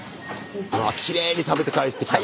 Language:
Japanese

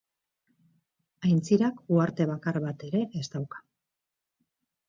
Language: Basque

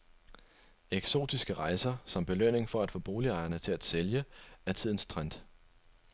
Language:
Danish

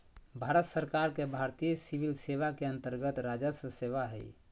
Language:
Magahi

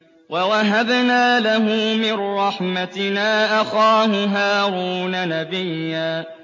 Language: Arabic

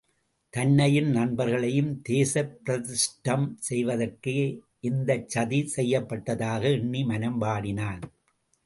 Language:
Tamil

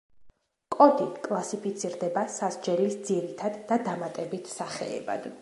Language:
Georgian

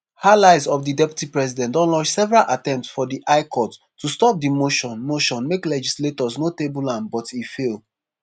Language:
Nigerian Pidgin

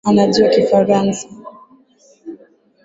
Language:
Swahili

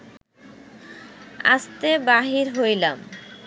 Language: Bangla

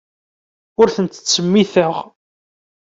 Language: Kabyle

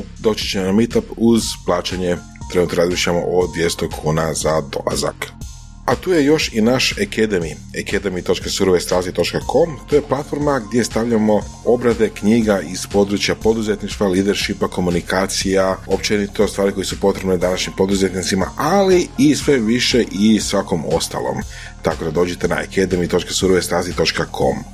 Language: Croatian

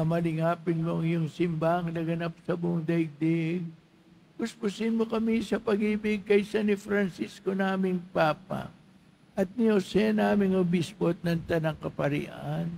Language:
Filipino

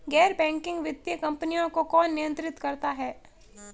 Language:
Hindi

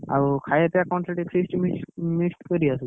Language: Odia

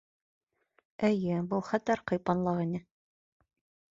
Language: Bashkir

